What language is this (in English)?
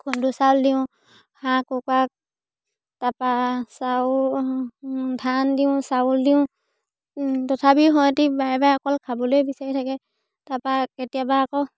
Assamese